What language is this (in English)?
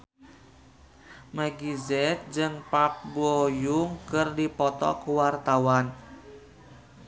Sundanese